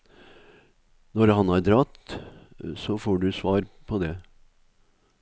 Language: Norwegian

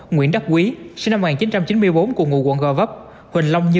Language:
Vietnamese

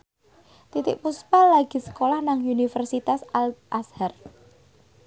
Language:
Javanese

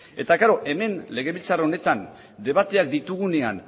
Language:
Basque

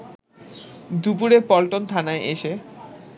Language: Bangla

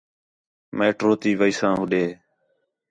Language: Khetrani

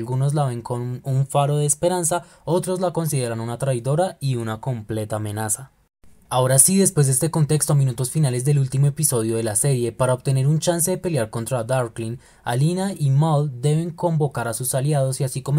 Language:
Spanish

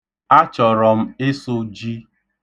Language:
Igbo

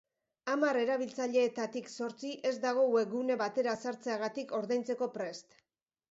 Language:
Basque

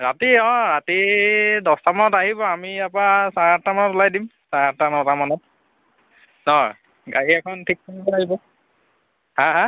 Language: Assamese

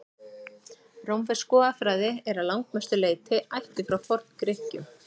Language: Icelandic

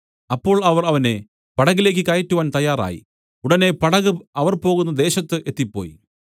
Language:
Malayalam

